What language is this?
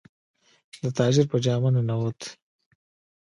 Pashto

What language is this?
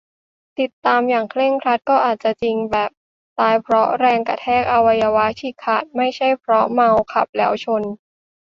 Thai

